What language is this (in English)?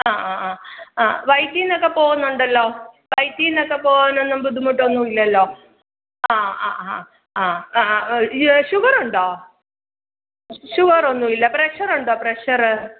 Malayalam